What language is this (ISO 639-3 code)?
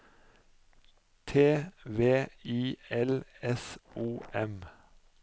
nor